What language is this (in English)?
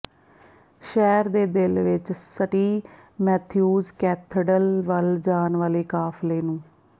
Punjabi